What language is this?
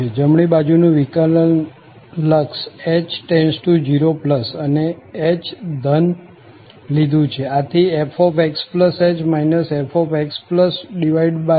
Gujarati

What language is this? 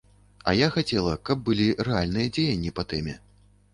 Belarusian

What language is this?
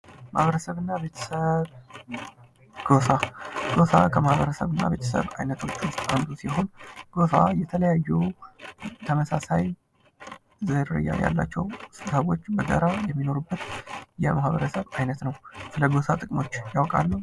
Amharic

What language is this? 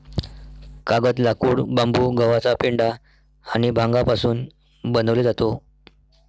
Marathi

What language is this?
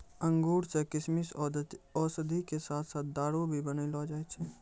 Maithili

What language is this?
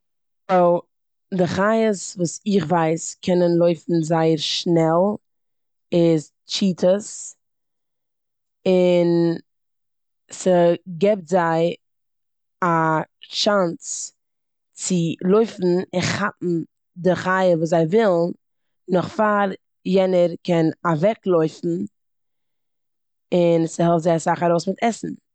Yiddish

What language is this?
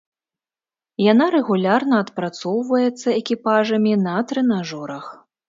Belarusian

